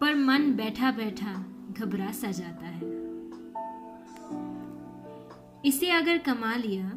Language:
Hindi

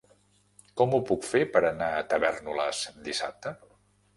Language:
Catalan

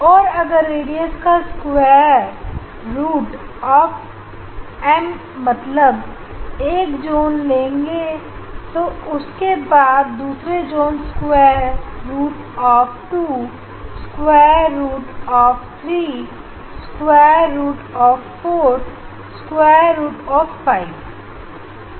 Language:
Hindi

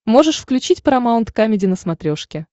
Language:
Russian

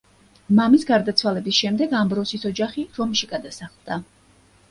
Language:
Georgian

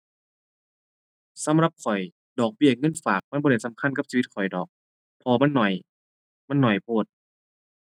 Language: Thai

